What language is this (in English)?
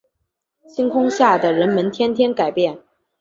Chinese